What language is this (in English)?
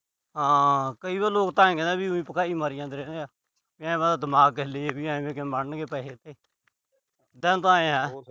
Punjabi